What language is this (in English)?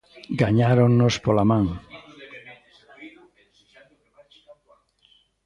Galician